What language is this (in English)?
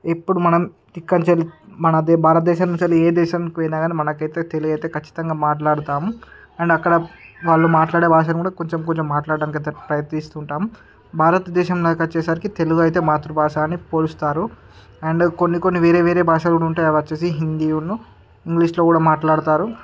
Telugu